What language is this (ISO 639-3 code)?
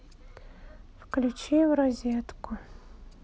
rus